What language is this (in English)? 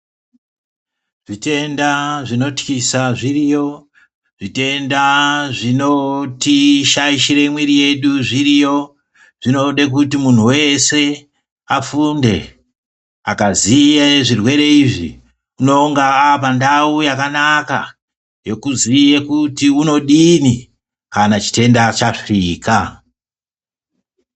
Ndau